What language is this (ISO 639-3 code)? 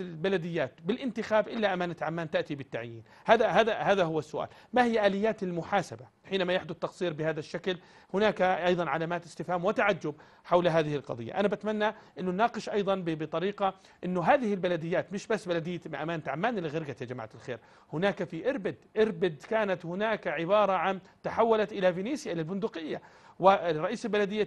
ara